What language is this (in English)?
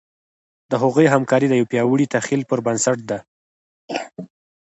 Pashto